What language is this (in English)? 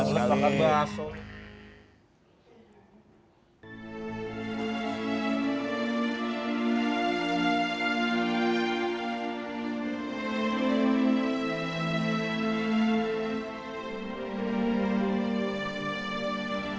Indonesian